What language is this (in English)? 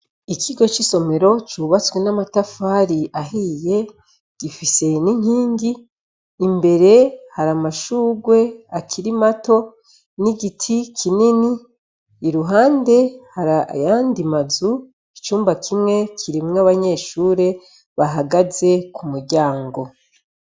Rundi